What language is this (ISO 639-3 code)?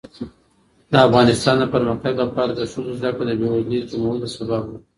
pus